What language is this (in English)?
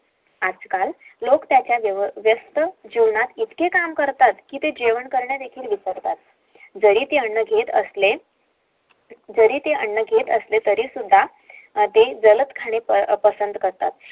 Marathi